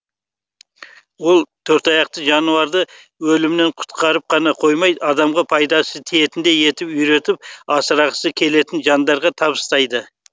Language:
Kazakh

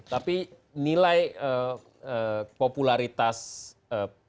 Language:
Indonesian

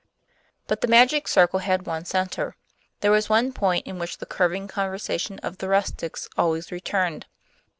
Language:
English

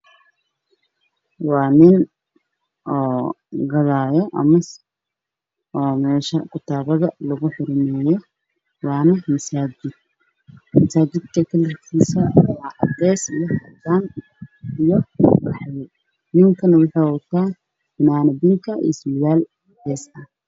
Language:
Somali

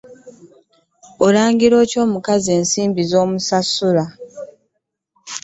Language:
Ganda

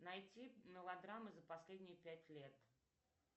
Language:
Russian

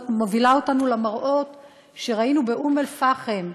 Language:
Hebrew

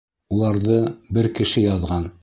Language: Bashkir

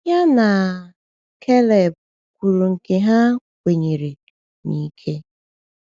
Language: Igbo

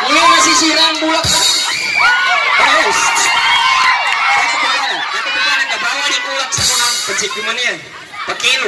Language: Thai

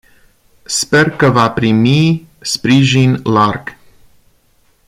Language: Romanian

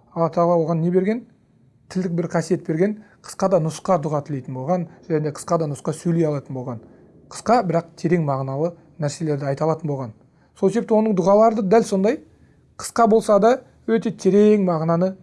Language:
Turkish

